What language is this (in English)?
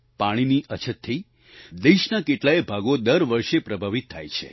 Gujarati